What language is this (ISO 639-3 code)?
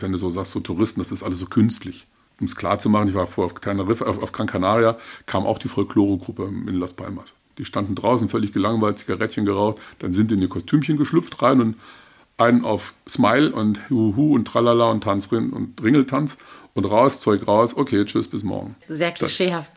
deu